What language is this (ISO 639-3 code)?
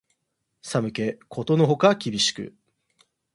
jpn